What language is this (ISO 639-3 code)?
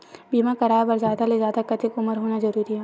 hne